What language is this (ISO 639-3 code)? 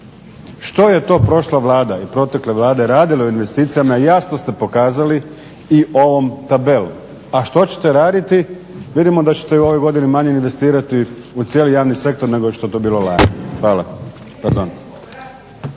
hrv